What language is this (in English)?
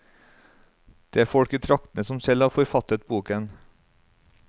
Norwegian